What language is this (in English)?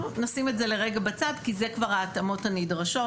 Hebrew